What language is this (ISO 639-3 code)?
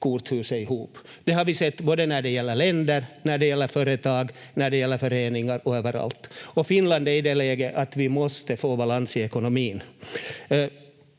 fin